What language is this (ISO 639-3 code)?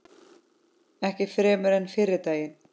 isl